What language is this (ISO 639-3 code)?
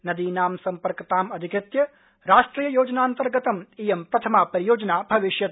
san